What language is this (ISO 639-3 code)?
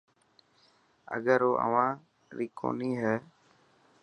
mki